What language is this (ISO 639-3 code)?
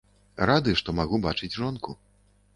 bel